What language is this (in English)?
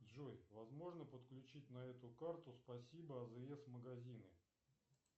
Russian